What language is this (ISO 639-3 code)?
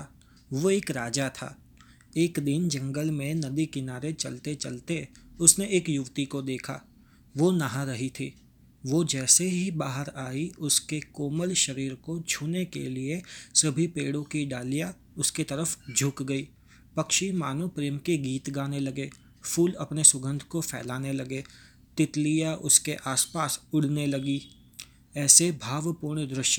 hin